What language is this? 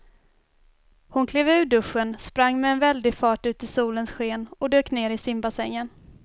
Swedish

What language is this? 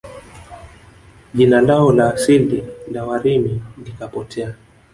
Swahili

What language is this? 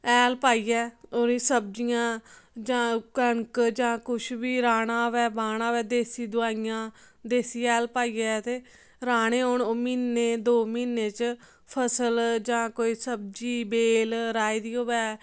Dogri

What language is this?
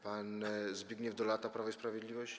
Polish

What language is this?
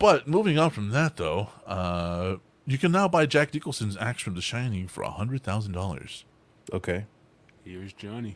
English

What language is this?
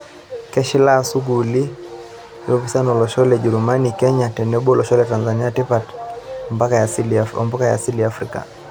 Masai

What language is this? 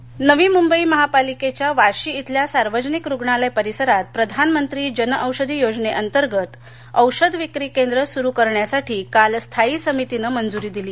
Marathi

